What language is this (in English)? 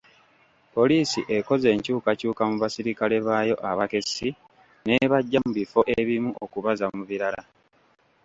Ganda